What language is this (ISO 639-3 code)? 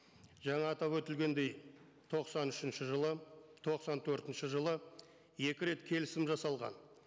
kaz